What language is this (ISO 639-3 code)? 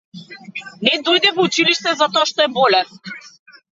mkd